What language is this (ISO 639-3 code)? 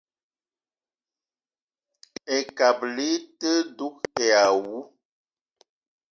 eto